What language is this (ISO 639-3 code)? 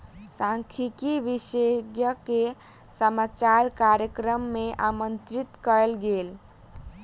mai